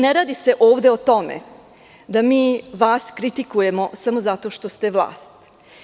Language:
Serbian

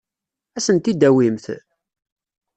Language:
Kabyle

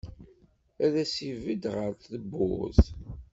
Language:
Kabyle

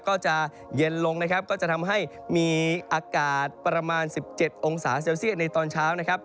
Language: Thai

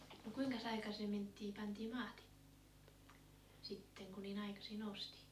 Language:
Finnish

